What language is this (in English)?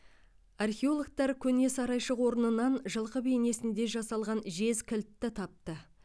Kazakh